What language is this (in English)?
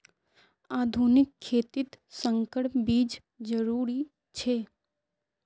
Magahi